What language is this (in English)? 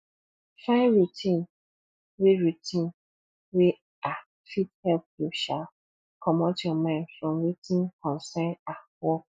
Nigerian Pidgin